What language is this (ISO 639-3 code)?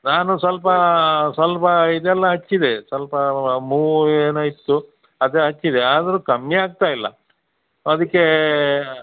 kan